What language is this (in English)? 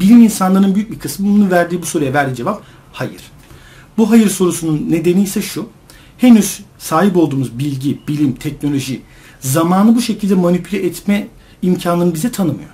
Turkish